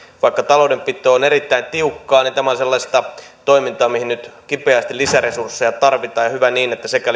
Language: Finnish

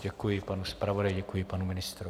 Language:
Czech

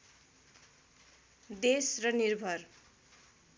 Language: Nepali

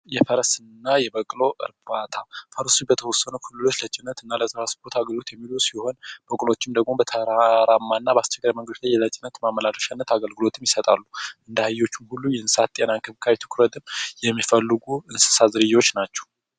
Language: Amharic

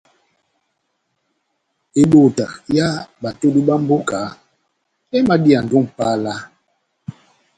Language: Batanga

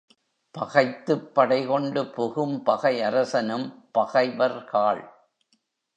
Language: Tamil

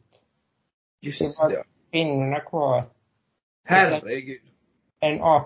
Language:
Swedish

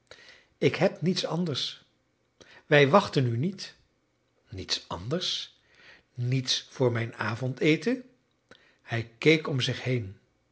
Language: Dutch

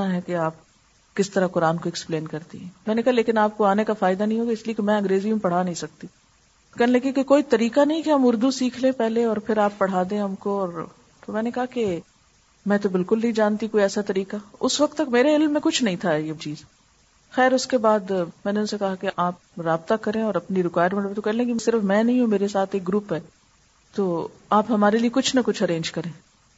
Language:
Urdu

